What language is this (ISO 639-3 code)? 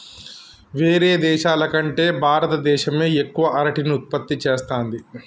tel